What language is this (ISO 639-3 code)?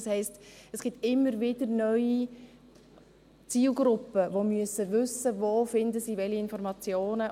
gsw